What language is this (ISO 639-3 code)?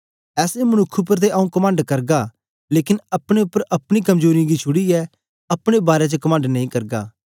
doi